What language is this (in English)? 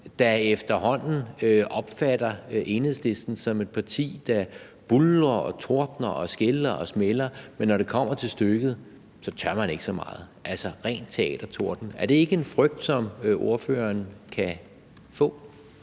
Danish